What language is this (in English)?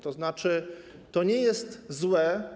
Polish